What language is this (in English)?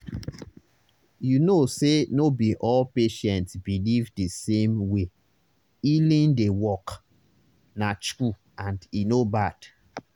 Nigerian Pidgin